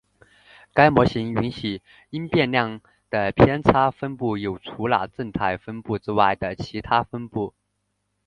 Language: Chinese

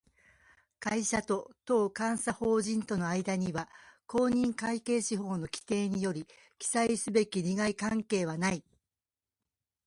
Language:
Japanese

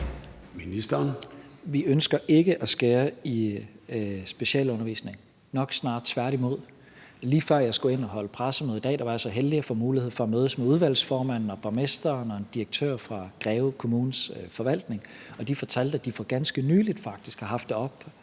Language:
Danish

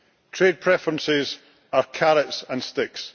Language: English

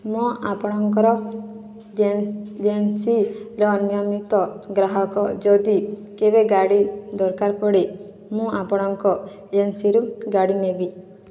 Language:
Odia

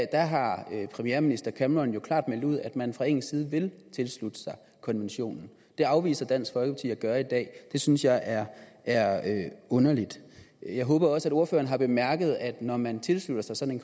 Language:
Danish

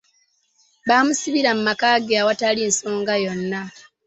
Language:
Ganda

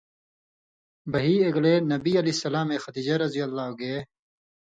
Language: Indus Kohistani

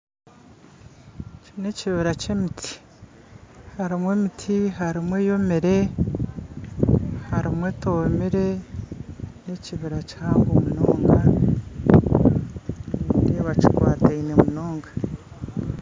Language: Nyankole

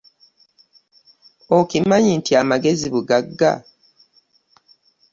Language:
Ganda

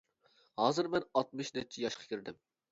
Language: Uyghur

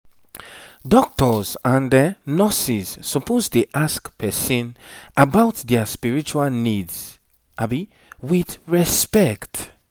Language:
Nigerian Pidgin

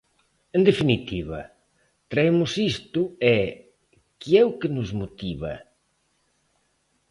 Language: Galician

